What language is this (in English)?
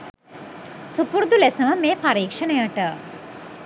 Sinhala